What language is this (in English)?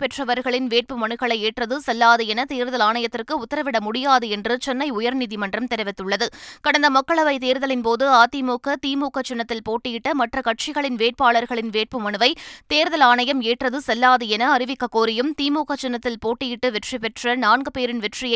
Tamil